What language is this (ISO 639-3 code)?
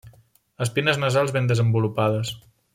cat